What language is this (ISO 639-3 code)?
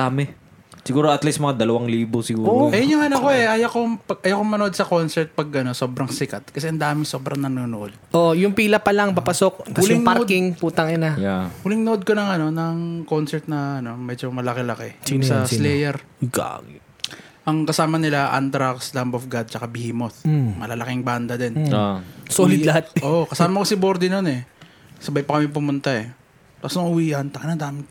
fil